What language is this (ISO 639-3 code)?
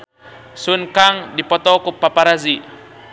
sun